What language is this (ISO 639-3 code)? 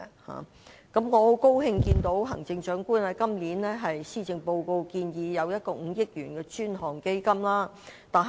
yue